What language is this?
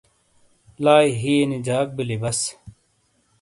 Shina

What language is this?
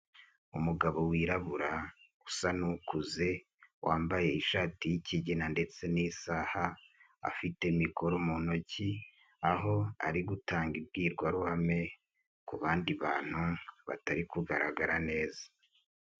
Kinyarwanda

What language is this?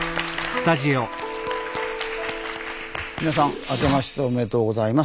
Japanese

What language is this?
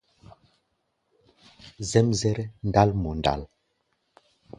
Gbaya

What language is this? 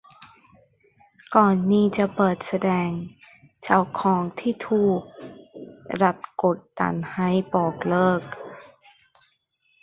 Thai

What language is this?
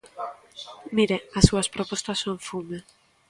Galician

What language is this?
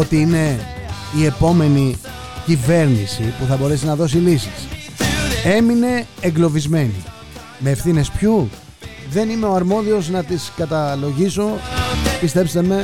Greek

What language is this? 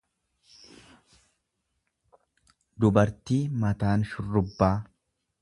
Oromo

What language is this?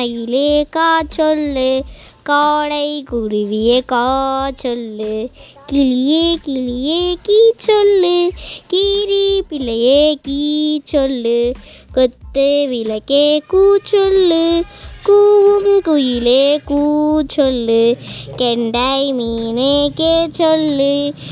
Tamil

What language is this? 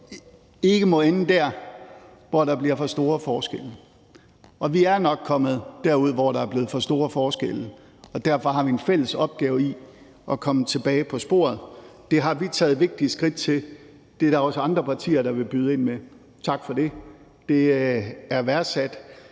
Danish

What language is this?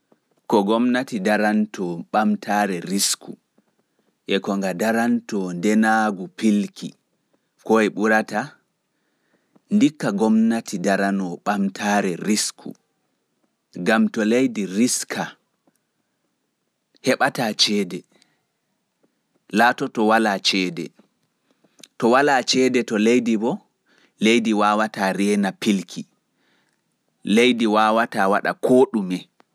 Pular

